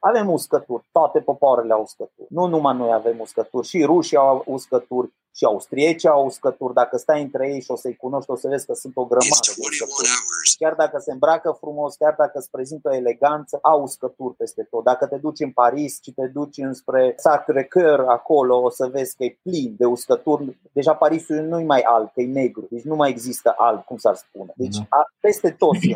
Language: Romanian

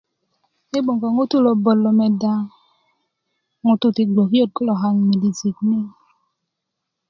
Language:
Kuku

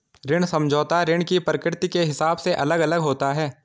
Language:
Hindi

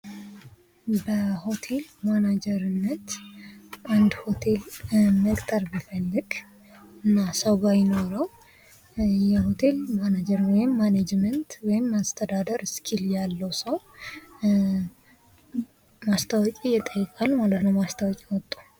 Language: Amharic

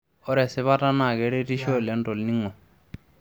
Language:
Masai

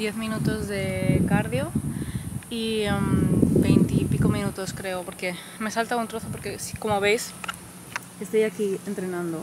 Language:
Spanish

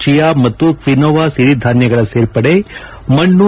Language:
Kannada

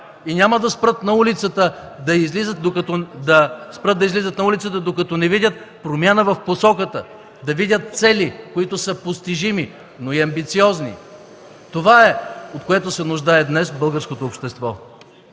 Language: Bulgarian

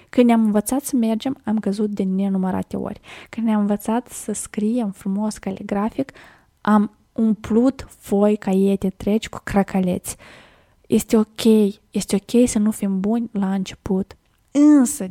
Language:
Romanian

